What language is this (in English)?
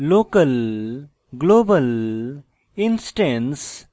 Bangla